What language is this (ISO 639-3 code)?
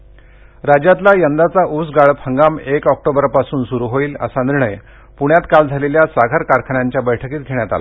mar